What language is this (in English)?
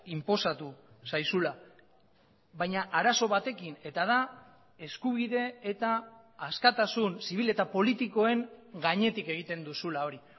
Basque